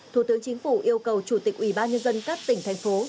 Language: Vietnamese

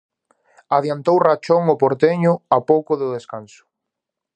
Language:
Galician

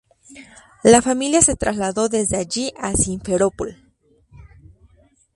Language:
Spanish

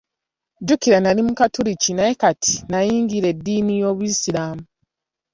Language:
Ganda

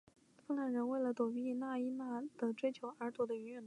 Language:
Chinese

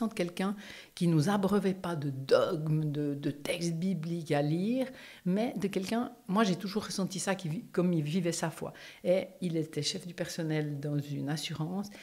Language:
French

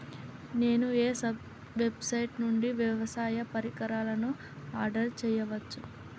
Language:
Telugu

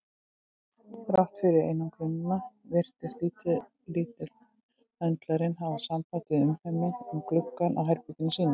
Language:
Icelandic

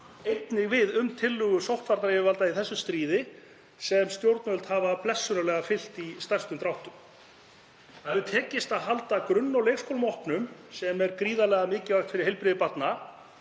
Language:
Icelandic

